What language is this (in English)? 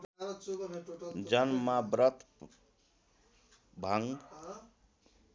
Nepali